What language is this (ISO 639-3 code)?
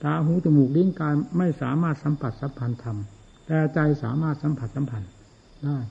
tha